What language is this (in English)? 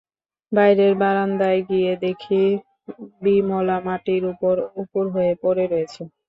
Bangla